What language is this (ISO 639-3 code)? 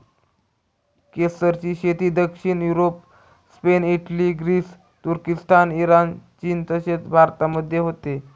mar